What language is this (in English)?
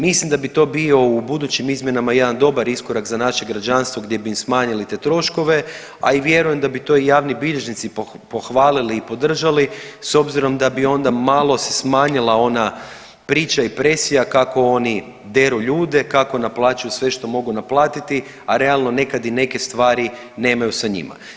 Croatian